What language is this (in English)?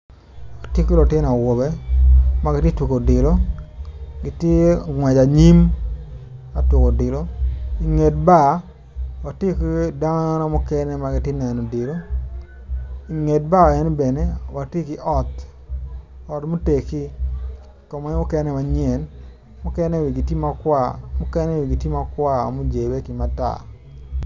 Acoli